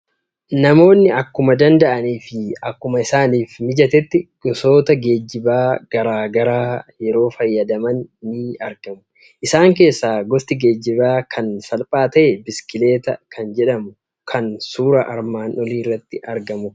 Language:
Oromo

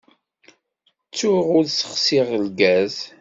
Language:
Kabyle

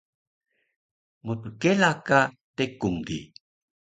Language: Taroko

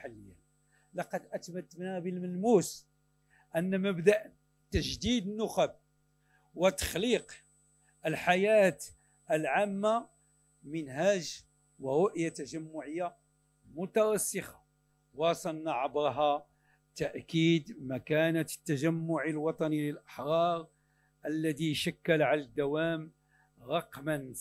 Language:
Arabic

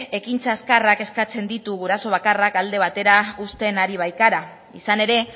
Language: Basque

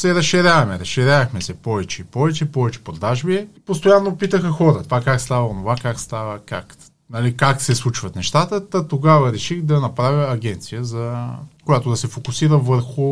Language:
Bulgarian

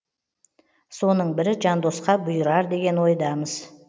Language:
Kazakh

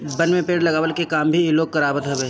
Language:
Bhojpuri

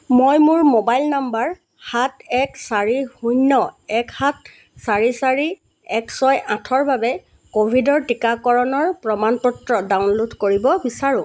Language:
Assamese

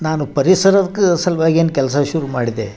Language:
Kannada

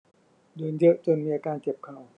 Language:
Thai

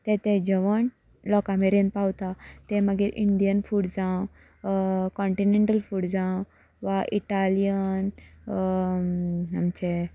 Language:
Konkani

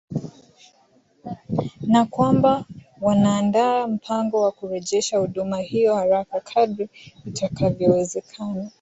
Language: Swahili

